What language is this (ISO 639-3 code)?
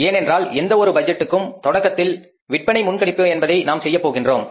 tam